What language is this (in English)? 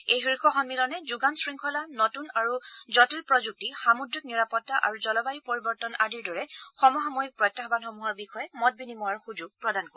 Assamese